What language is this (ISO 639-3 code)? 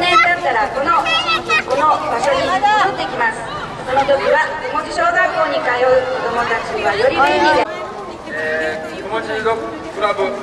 jpn